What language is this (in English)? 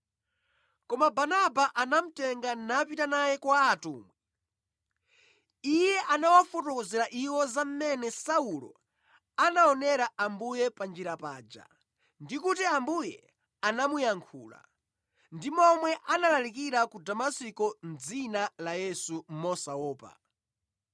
Nyanja